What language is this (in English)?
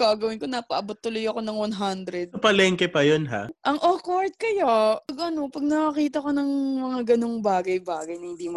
Filipino